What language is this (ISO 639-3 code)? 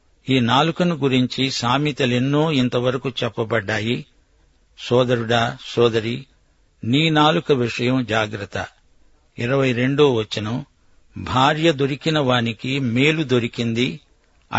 tel